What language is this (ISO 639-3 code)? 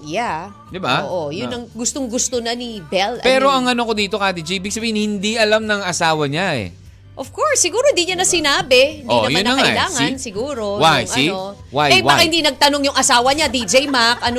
fil